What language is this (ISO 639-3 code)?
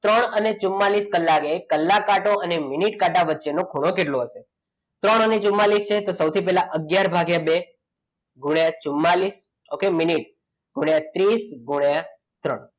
guj